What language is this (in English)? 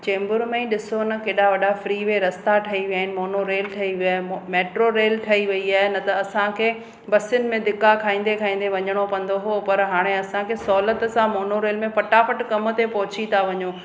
Sindhi